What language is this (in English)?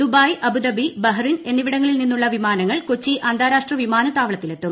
Malayalam